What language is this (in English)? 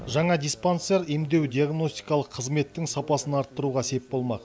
Kazakh